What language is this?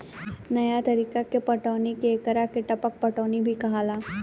Bhojpuri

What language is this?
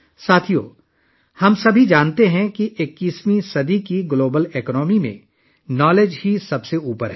Urdu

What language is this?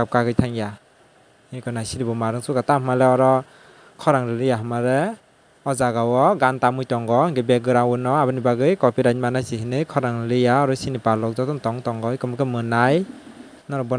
Thai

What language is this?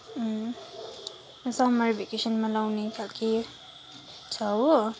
Nepali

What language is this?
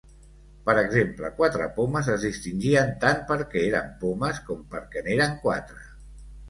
Catalan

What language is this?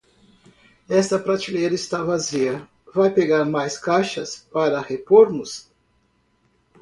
Portuguese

